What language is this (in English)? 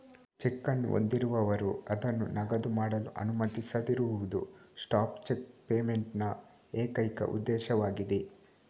Kannada